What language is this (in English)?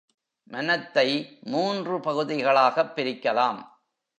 Tamil